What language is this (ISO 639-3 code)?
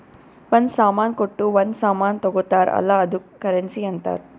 kan